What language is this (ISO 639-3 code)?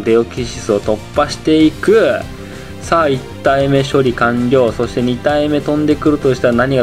jpn